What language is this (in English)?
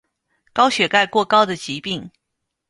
Chinese